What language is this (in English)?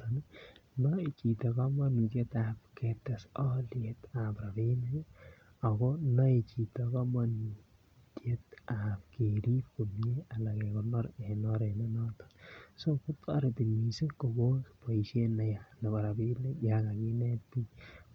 Kalenjin